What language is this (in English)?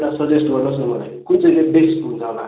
Nepali